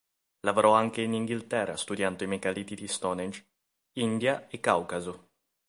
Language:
Italian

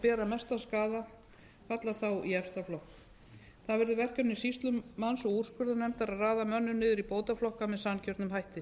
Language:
Icelandic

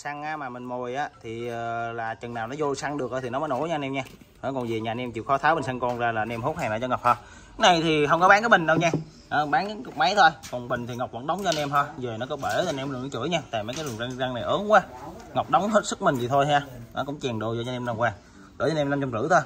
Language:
Vietnamese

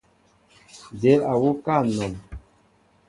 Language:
Mbo (Cameroon)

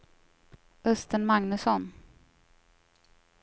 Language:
Swedish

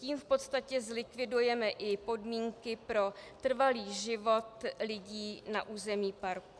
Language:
Czech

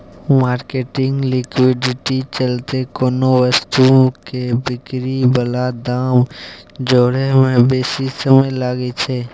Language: Maithili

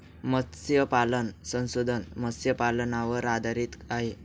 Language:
Marathi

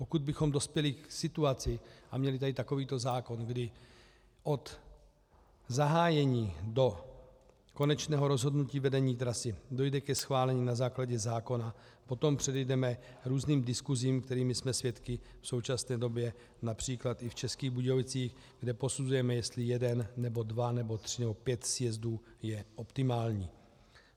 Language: Czech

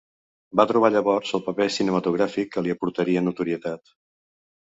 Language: Catalan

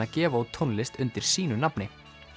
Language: Icelandic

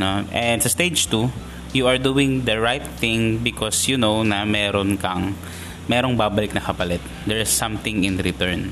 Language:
Filipino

